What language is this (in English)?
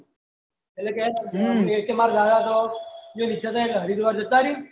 Gujarati